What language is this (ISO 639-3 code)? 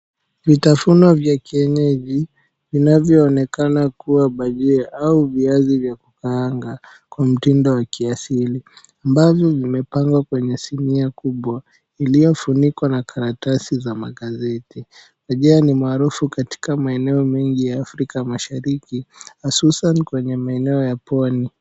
swa